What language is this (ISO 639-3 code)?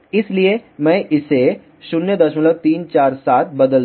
hin